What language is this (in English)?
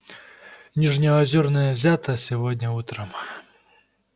Russian